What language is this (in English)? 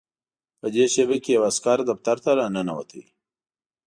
Pashto